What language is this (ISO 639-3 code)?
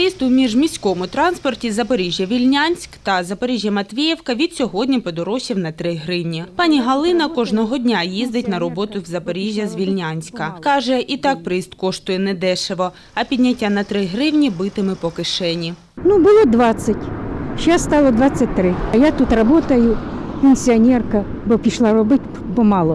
ukr